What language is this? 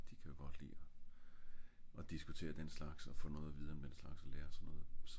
Danish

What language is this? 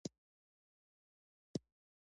Pashto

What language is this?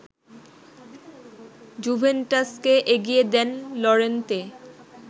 Bangla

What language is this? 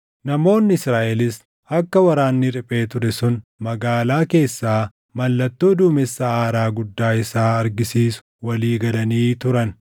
Oromo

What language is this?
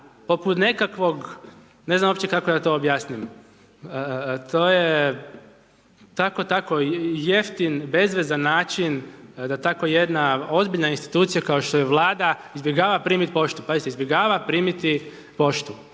Croatian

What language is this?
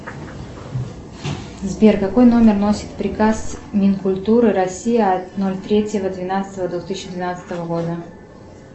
Russian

